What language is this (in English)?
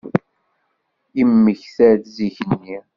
Kabyle